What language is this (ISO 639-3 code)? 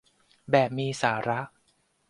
tha